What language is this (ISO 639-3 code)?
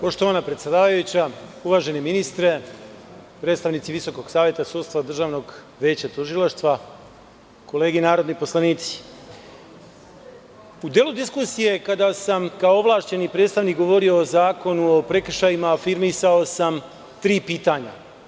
srp